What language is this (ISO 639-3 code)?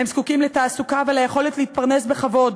heb